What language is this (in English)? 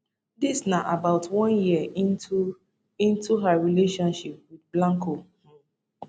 Nigerian Pidgin